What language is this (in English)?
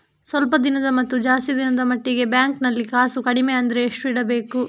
Kannada